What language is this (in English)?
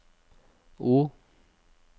Norwegian